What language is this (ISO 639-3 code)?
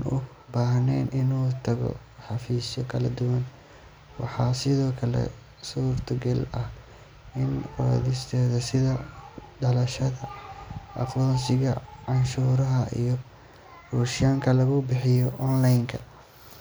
som